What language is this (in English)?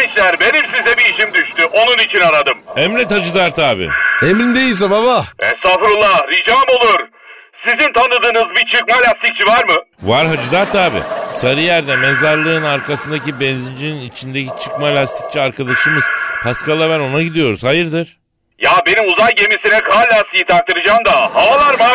Turkish